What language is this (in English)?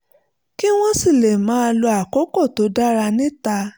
Yoruba